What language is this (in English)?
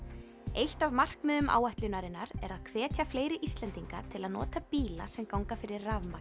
Icelandic